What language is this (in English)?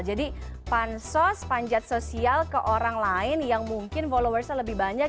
Indonesian